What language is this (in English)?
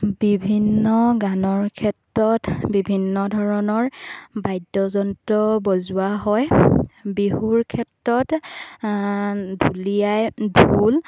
Assamese